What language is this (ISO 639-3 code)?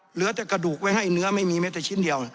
tha